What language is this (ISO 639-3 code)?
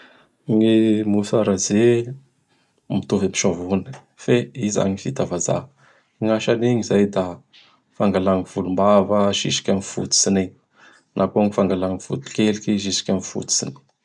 bhr